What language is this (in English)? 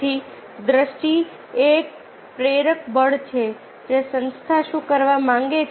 Gujarati